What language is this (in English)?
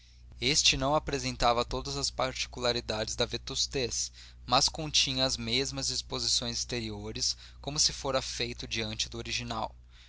Portuguese